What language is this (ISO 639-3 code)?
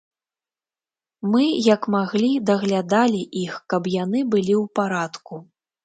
bel